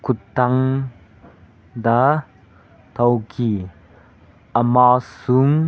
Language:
Manipuri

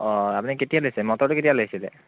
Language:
Assamese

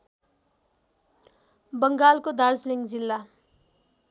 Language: Nepali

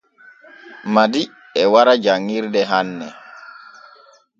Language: Borgu Fulfulde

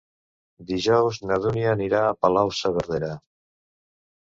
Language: Catalan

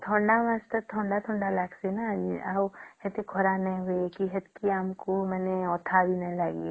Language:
Odia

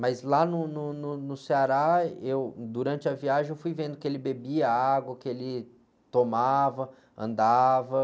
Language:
Portuguese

